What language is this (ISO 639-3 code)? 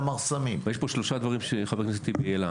heb